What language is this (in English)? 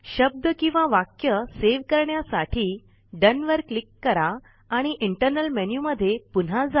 Marathi